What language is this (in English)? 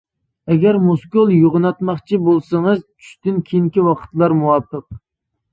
Uyghur